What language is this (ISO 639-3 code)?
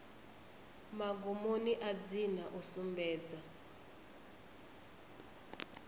ven